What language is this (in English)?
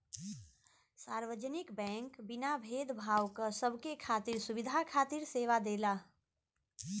Bhojpuri